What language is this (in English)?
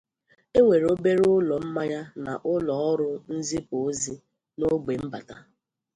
Igbo